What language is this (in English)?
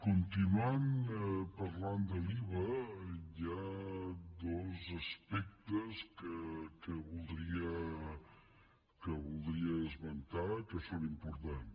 Catalan